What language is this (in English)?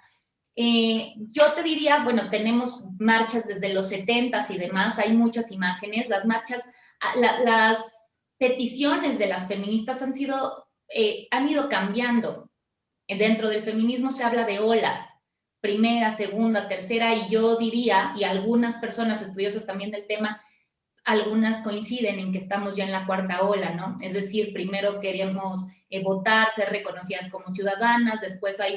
Spanish